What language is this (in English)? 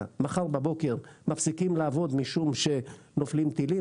Hebrew